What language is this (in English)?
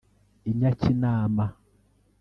Kinyarwanda